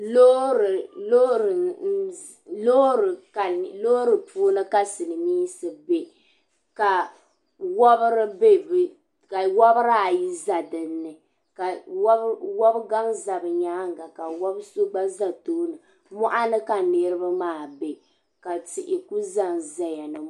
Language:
Dagbani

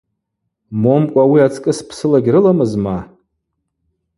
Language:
Abaza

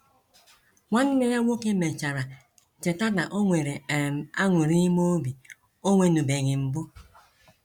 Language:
Igbo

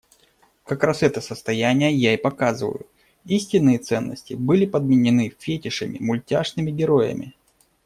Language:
Russian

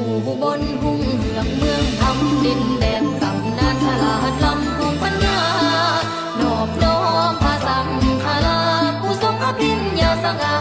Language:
Thai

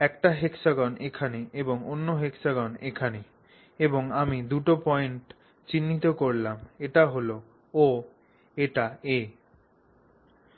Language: Bangla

